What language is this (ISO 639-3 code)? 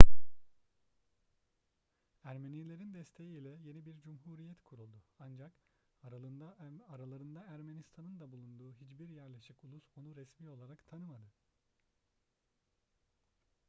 tur